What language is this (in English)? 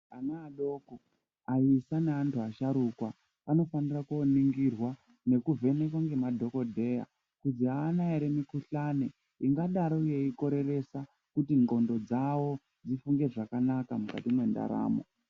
Ndau